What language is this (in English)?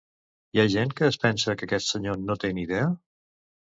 Catalan